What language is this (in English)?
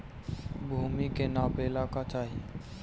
Bhojpuri